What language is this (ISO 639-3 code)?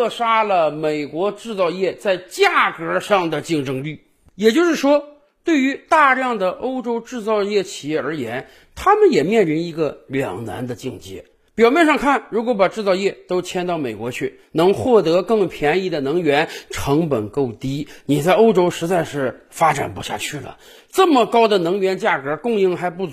zho